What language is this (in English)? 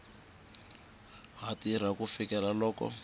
Tsonga